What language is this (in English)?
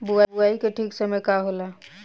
Bhojpuri